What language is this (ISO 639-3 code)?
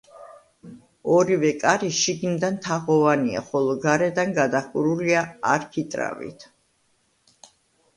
kat